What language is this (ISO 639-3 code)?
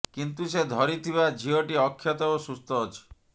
ori